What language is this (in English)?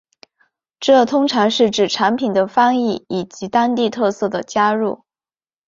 Chinese